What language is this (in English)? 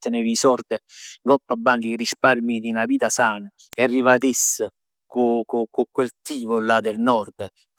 Neapolitan